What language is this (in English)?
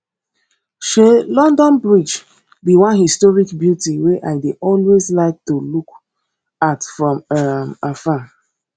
Nigerian Pidgin